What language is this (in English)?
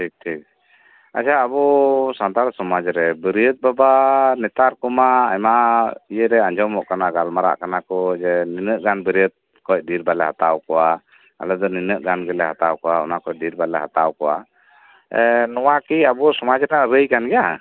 Santali